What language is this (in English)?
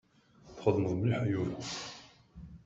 Kabyle